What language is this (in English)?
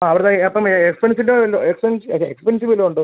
Malayalam